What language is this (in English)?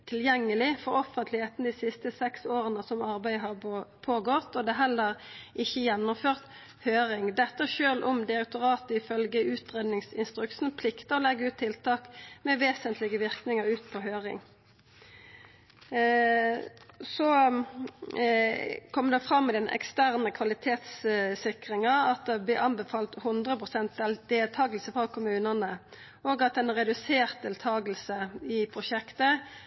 Norwegian Nynorsk